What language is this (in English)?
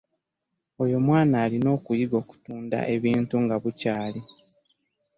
Ganda